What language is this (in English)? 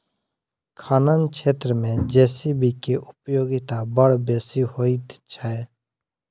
Maithili